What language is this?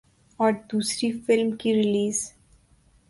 Urdu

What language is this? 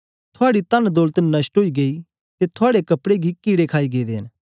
Dogri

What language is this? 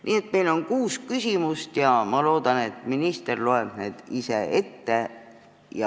Estonian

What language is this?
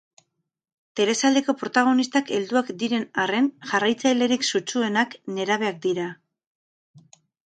Basque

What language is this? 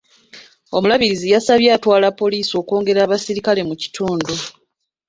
Ganda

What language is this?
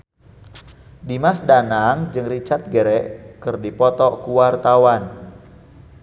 Sundanese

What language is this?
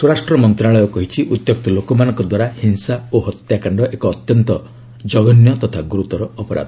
Odia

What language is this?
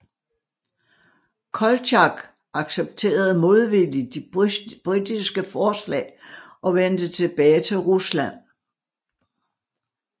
Danish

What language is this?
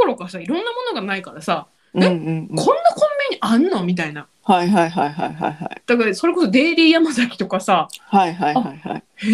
Japanese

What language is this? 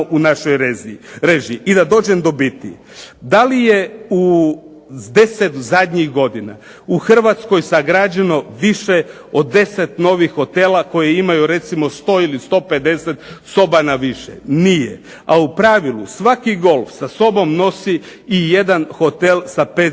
Croatian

